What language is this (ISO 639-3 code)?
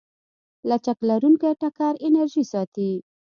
pus